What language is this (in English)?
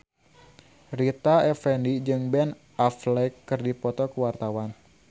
Sundanese